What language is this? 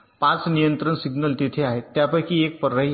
Marathi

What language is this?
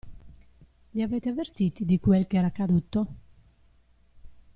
Italian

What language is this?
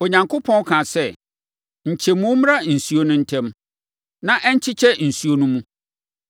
Akan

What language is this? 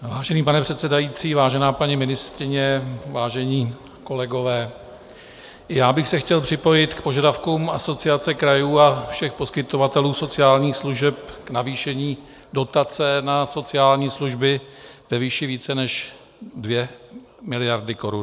Czech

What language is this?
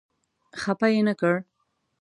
Pashto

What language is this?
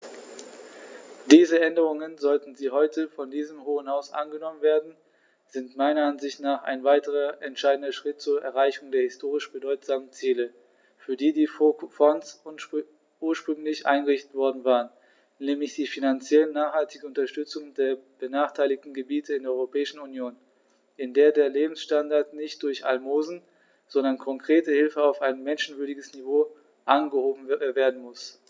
German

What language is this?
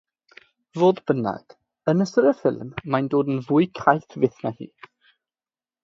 Welsh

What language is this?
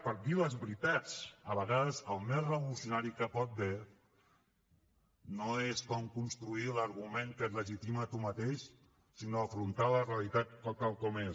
Catalan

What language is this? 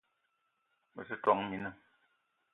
Eton (Cameroon)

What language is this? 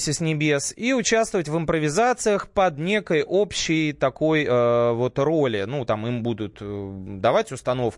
Russian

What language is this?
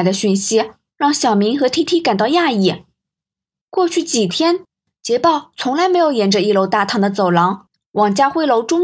Chinese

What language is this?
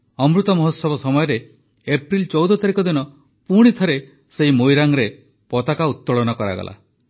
Odia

